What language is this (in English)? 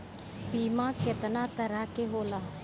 Bhojpuri